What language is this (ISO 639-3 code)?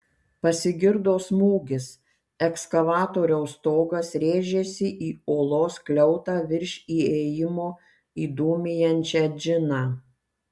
lit